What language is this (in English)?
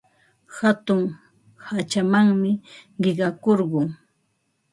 Ambo-Pasco Quechua